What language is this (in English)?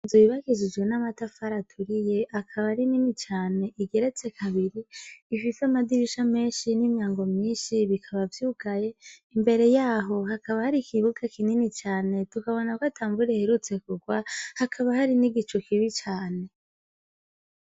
Rundi